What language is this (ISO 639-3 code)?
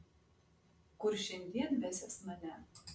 lit